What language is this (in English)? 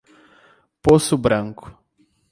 Portuguese